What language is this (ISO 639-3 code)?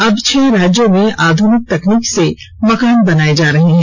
hin